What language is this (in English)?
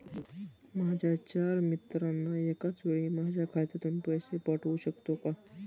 Marathi